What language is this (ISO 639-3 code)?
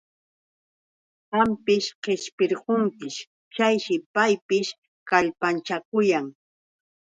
qux